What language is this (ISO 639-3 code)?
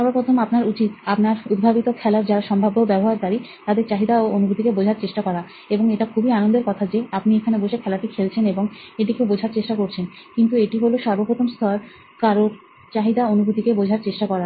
ben